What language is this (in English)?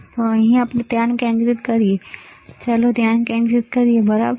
Gujarati